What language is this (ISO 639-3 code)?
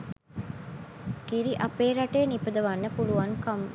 sin